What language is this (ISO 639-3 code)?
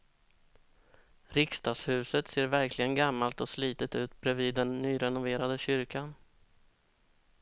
swe